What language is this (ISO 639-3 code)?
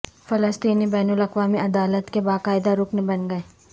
urd